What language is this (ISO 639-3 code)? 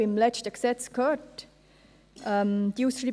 gsw